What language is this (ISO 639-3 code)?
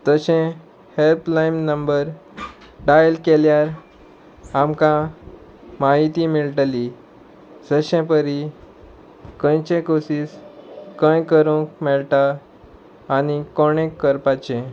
kok